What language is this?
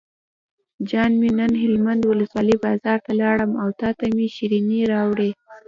Pashto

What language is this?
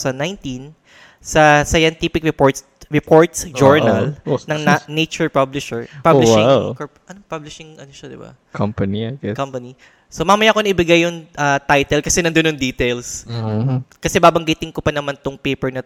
Filipino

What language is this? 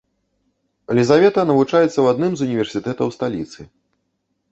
Belarusian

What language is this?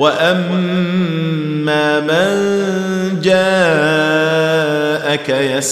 Arabic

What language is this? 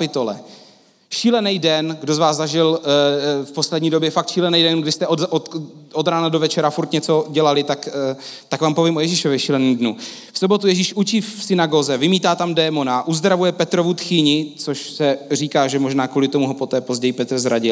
Czech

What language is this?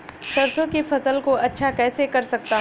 Hindi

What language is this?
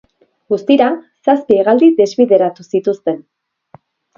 Basque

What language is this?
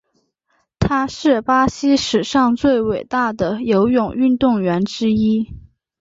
Chinese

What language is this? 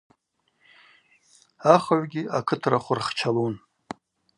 Abaza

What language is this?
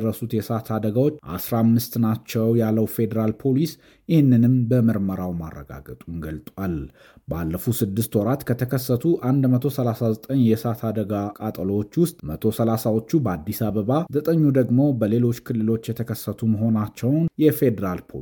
Amharic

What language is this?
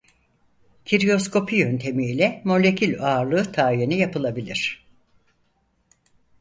Turkish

